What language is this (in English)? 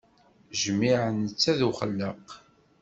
Kabyle